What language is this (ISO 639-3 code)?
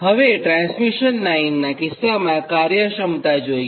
guj